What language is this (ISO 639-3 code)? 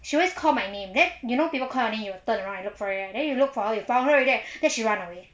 eng